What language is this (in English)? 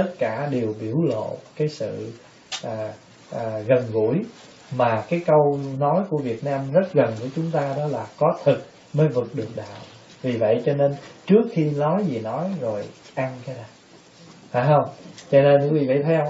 Vietnamese